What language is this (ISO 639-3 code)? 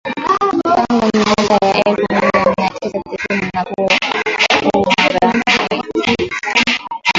swa